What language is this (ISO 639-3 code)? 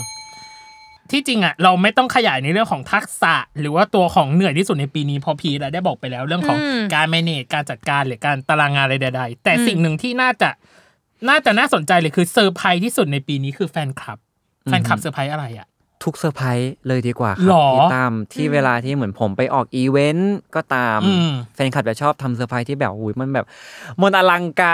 tha